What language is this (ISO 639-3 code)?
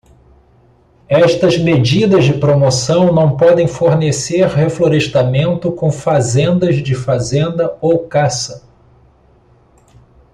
por